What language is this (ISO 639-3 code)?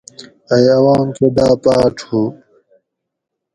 gwc